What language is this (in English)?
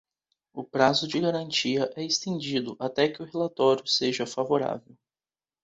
Portuguese